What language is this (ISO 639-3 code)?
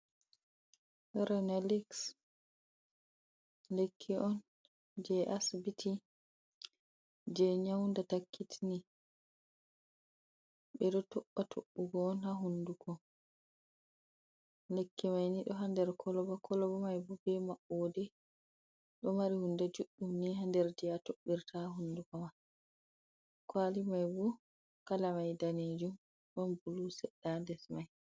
ful